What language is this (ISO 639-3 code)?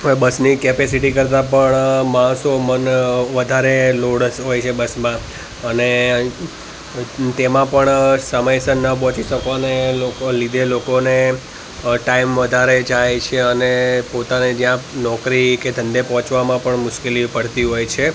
guj